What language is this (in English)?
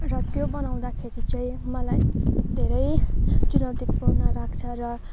Nepali